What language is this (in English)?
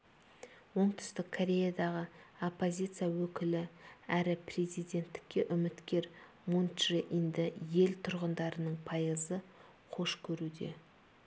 Kazakh